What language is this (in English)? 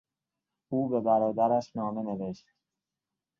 Persian